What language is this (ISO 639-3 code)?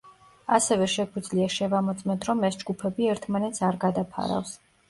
kat